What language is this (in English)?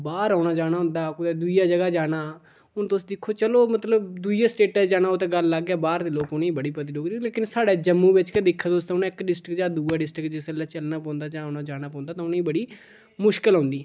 Dogri